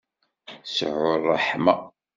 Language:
Kabyle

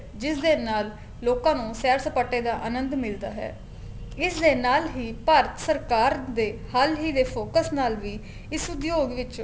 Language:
Punjabi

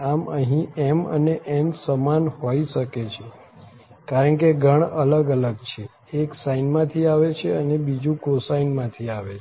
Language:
Gujarati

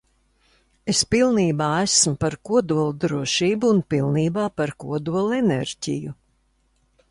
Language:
Latvian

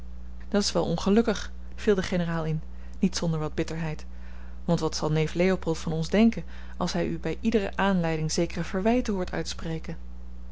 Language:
Dutch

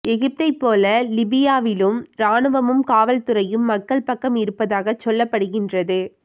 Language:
Tamil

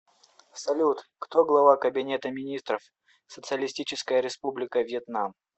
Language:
Russian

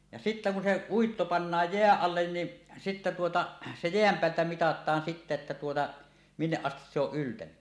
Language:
Finnish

